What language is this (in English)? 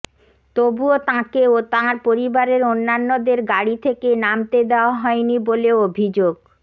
Bangla